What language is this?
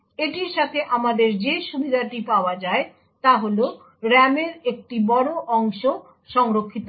Bangla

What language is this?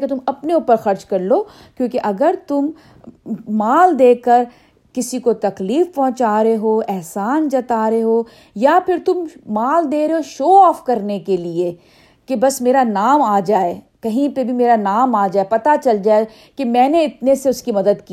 Urdu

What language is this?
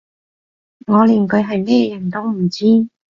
Cantonese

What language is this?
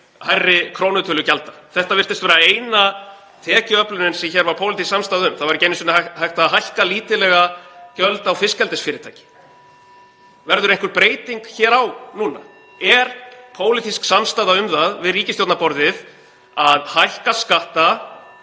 Icelandic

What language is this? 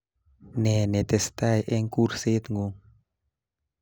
Kalenjin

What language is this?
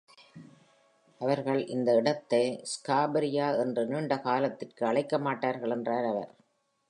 Tamil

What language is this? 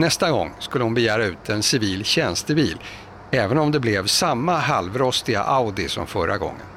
Swedish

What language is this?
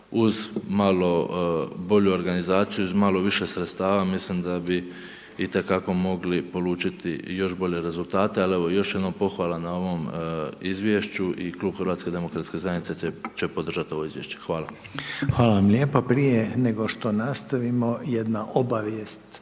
Croatian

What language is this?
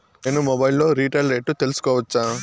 Telugu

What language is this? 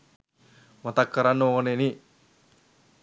Sinhala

